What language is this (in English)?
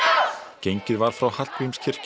Icelandic